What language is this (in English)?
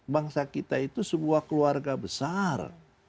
Indonesian